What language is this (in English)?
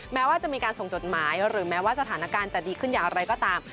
Thai